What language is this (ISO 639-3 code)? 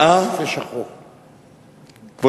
heb